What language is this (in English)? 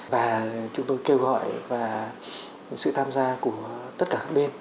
Vietnamese